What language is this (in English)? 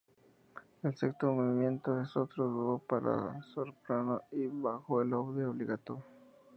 Spanish